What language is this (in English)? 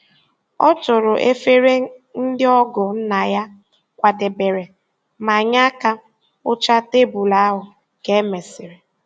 Igbo